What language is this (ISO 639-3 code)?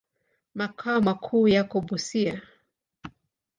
swa